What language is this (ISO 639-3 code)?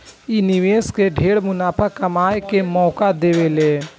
bho